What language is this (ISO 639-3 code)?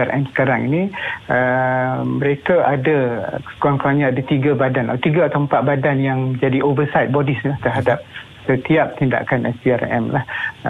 msa